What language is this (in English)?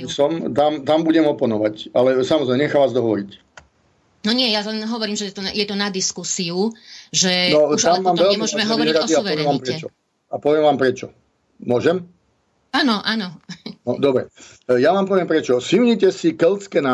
Slovak